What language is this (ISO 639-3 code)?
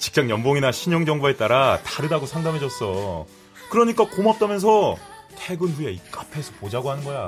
kor